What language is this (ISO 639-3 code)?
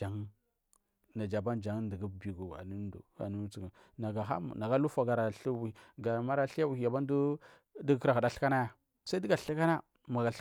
mfm